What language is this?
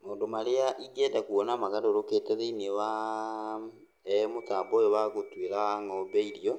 Kikuyu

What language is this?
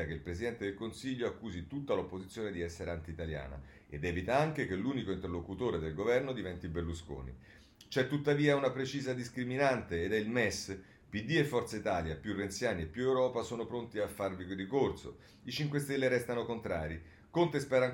Italian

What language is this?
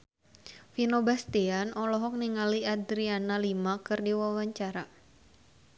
Sundanese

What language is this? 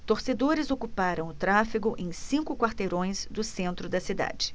Portuguese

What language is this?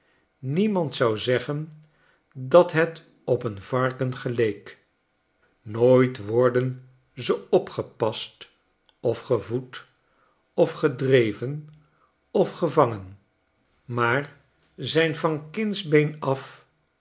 Dutch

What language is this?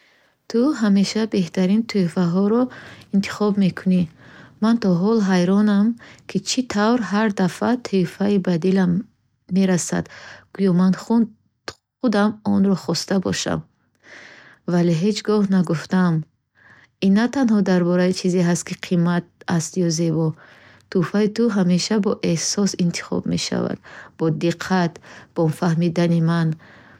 Bukharic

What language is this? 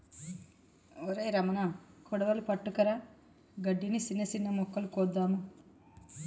Telugu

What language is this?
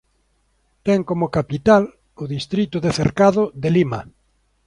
Galician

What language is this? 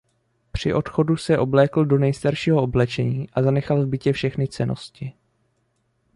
Czech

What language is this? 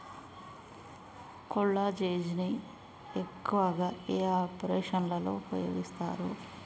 Telugu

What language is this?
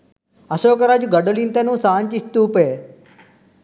Sinhala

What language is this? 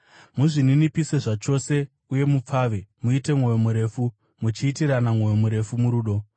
Shona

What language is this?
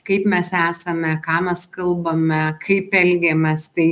Lithuanian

